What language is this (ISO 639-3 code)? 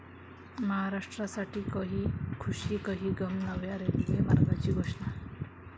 mar